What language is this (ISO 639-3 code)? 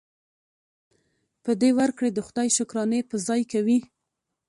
pus